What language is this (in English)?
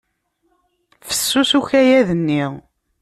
Kabyle